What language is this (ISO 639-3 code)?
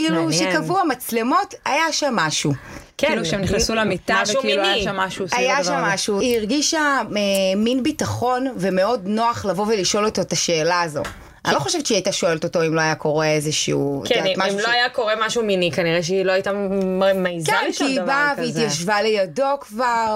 heb